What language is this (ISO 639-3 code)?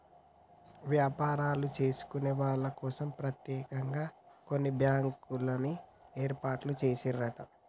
tel